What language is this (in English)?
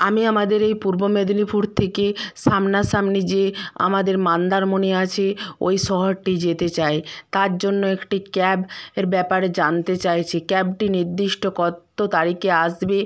Bangla